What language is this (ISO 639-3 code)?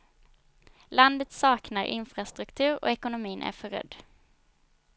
swe